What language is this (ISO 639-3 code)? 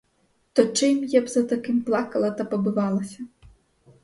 ukr